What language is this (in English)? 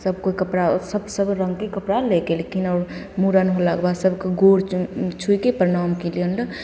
Maithili